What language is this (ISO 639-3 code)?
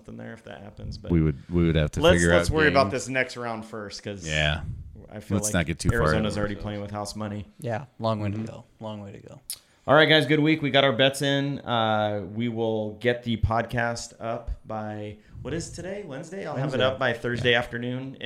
eng